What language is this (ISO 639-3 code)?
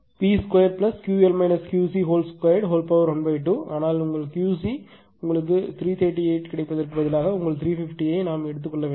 tam